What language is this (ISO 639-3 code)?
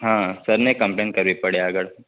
guj